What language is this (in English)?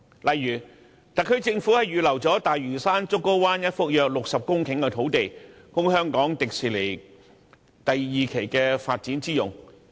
Cantonese